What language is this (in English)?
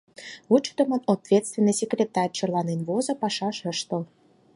Mari